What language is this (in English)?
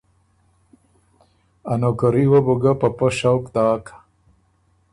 Ormuri